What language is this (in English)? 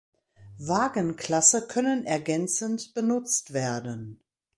German